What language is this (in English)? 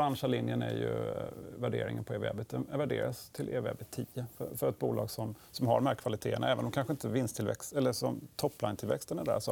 Swedish